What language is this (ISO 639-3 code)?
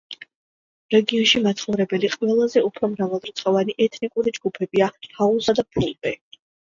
kat